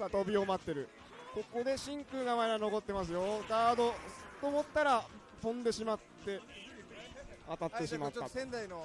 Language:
Japanese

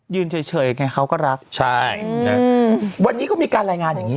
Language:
Thai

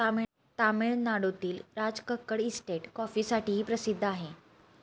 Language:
Marathi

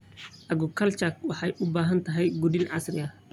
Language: Somali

